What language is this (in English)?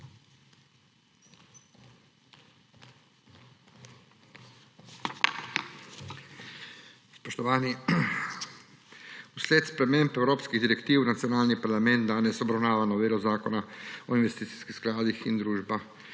Slovenian